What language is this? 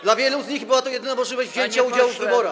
Polish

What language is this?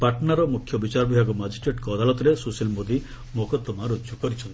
Odia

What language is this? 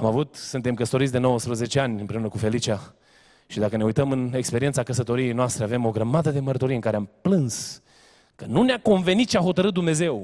Romanian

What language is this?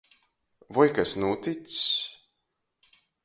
Latgalian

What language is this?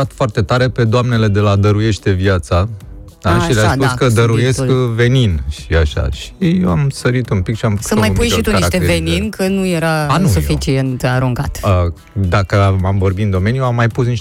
Romanian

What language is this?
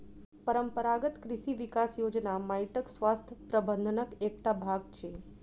Maithili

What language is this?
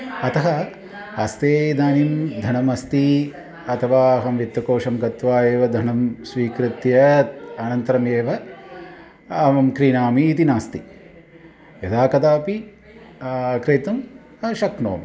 Sanskrit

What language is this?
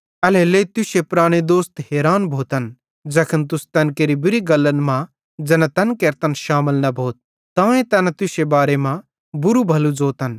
Bhadrawahi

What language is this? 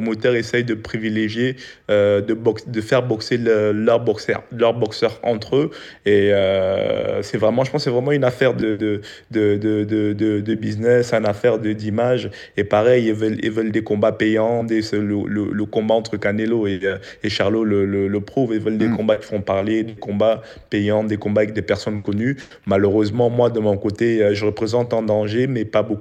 French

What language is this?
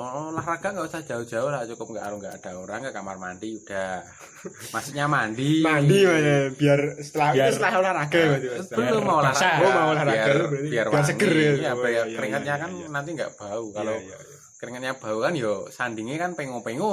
Indonesian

